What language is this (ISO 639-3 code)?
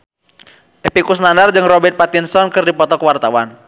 sun